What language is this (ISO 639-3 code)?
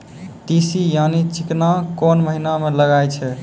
mai